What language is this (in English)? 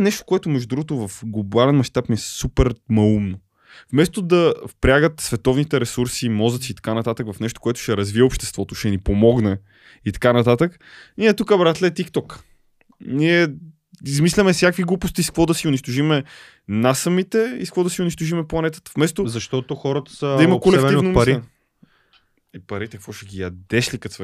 Bulgarian